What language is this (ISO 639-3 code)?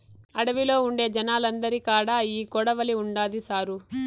tel